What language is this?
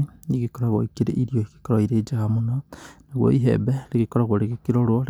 Kikuyu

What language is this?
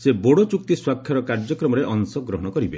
Odia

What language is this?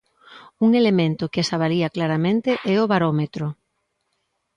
Galician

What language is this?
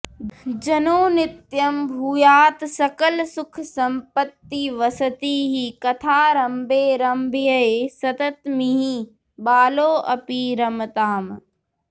Sanskrit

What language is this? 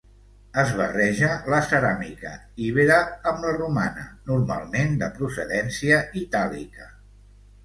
Catalan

